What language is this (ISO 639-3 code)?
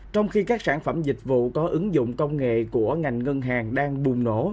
vie